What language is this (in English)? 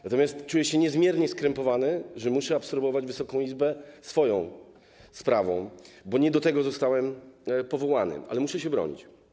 Polish